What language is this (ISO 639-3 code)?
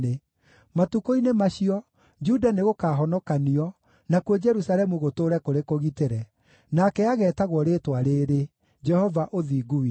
kik